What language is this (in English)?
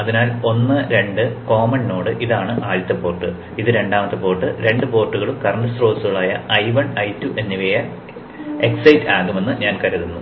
Malayalam